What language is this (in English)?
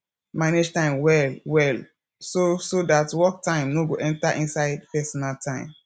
Nigerian Pidgin